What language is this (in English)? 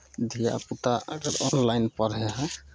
Maithili